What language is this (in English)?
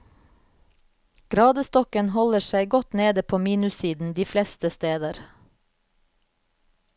Norwegian